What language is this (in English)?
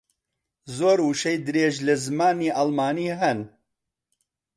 Central Kurdish